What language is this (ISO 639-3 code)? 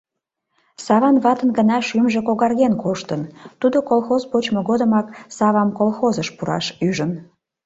chm